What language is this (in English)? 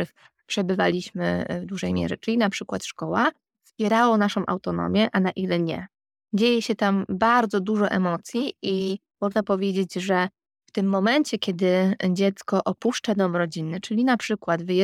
Polish